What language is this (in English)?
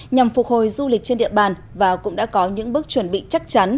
Vietnamese